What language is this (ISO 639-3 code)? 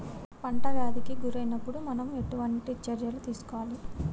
tel